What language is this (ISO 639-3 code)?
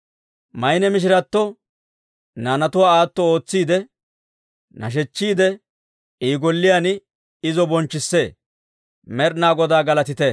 dwr